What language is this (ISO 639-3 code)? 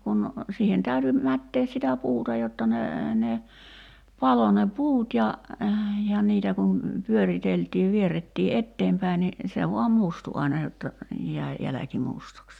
fin